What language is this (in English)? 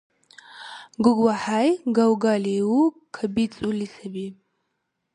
Dargwa